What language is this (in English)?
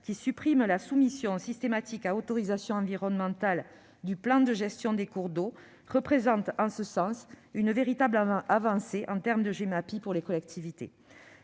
French